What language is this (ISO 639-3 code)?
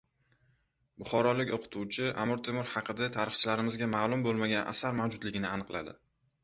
uzb